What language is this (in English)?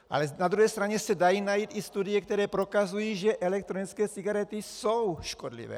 Czech